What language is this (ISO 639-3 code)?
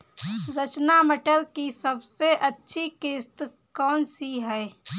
hin